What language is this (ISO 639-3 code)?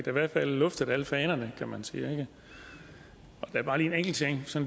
dan